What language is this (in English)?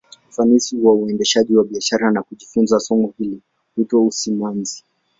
Swahili